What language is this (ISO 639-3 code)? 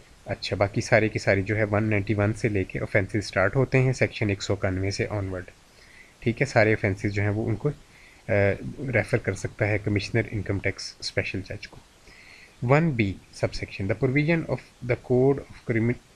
hin